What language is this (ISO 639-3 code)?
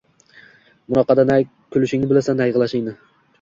uzb